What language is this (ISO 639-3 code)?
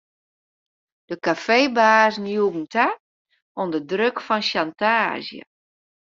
fry